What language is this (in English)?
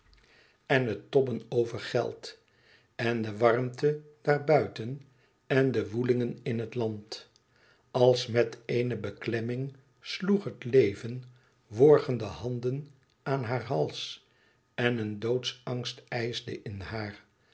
Dutch